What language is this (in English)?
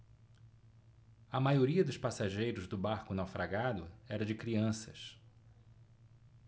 Portuguese